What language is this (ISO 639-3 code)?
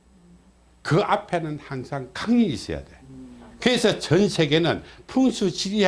kor